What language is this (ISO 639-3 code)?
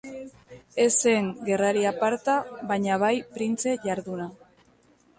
eus